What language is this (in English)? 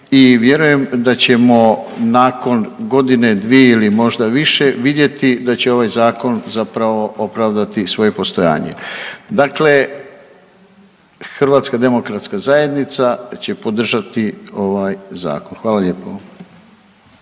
Croatian